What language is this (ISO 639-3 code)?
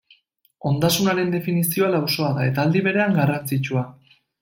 eus